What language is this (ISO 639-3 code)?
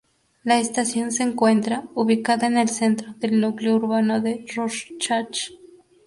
spa